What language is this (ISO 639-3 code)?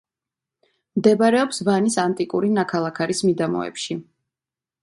kat